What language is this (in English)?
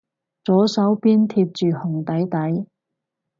Cantonese